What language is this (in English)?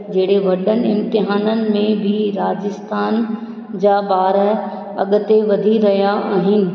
Sindhi